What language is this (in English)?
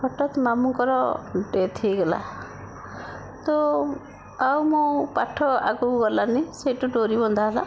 Odia